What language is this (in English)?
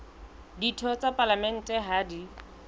Southern Sotho